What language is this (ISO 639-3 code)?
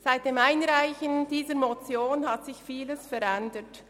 gsw